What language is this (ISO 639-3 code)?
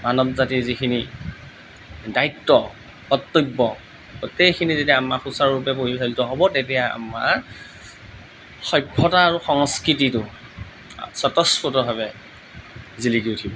asm